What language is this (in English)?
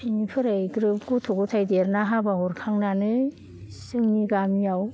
Bodo